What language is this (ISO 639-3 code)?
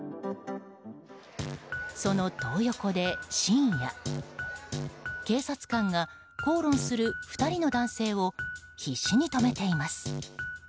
jpn